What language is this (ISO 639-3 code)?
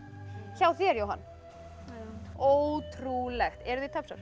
isl